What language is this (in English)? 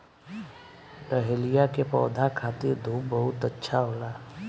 Bhojpuri